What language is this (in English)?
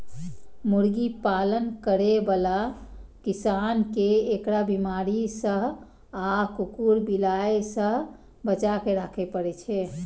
Maithili